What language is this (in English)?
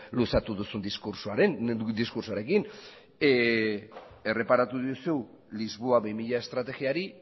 Basque